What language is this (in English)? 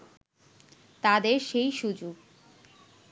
Bangla